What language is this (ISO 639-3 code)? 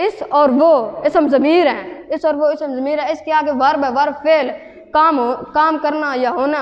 ind